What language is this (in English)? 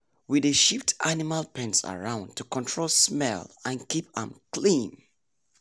Nigerian Pidgin